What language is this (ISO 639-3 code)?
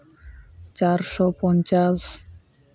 sat